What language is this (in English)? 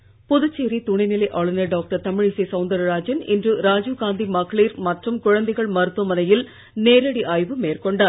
Tamil